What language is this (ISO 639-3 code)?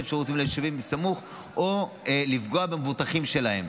heb